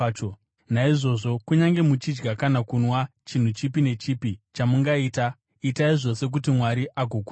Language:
Shona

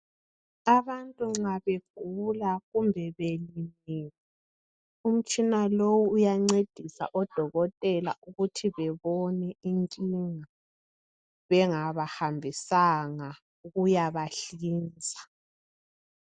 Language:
North Ndebele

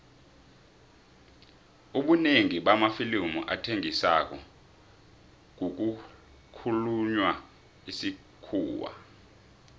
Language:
South Ndebele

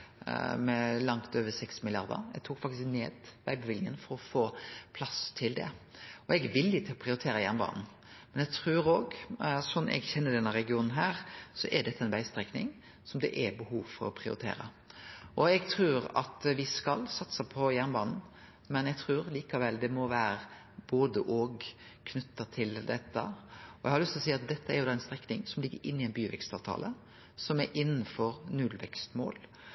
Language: Norwegian Nynorsk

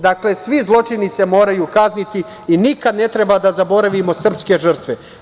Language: Serbian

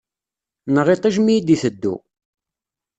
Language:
Kabyle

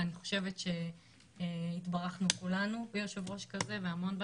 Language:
Hebrew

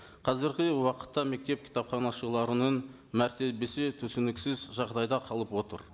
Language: Kazakh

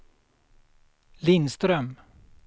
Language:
Swedish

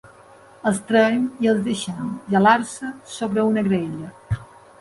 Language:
Catalan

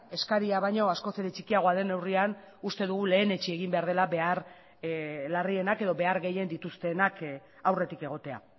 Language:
Basque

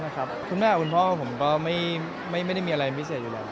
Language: Thai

